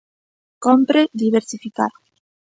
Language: Galician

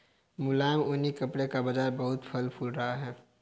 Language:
Hindi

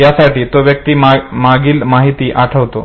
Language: Marathi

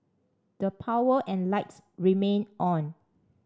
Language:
English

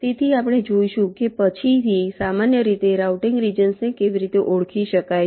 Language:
Gujarati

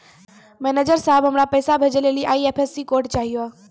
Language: Maithili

